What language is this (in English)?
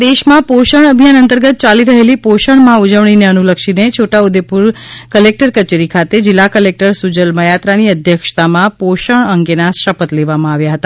Gujarati